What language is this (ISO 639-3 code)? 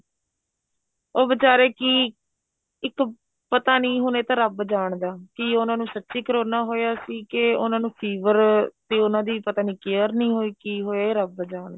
pan